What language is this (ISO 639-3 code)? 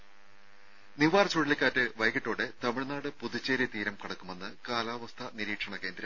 mal